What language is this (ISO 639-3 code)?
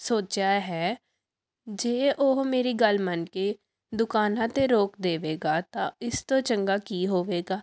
pan